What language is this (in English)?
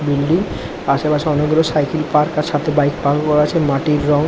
Bangla